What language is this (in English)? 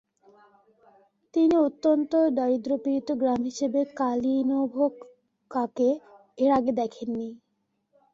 Bangla